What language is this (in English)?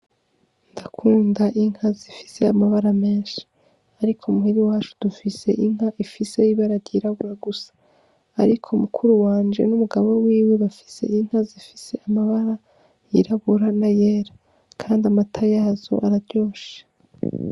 Rundi